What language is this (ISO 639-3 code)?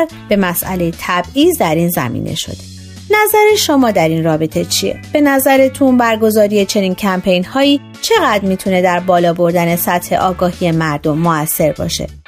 fas